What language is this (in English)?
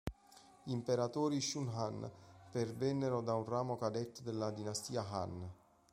Italian